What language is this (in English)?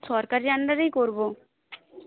Bangla